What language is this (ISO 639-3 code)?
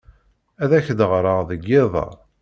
kab